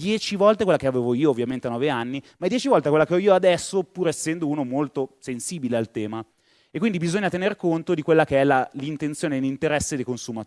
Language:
Italian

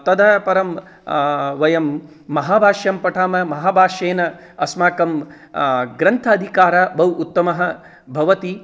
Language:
Sanskrit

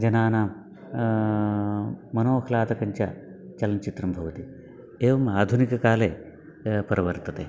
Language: Sanskrit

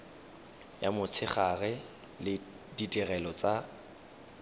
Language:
Tswana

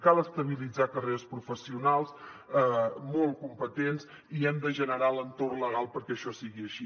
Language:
Catalan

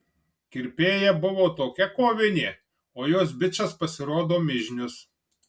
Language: Lithuanian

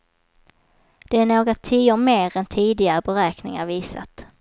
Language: Swedish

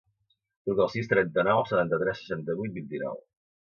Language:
Catalan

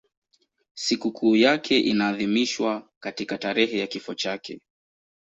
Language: Swahili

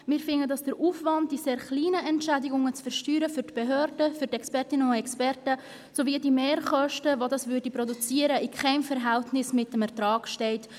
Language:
Swiss German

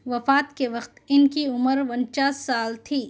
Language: Urdu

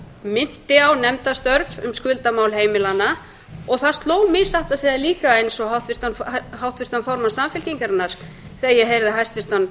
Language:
Icelandic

